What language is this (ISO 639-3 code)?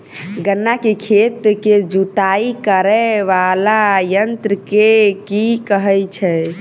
mai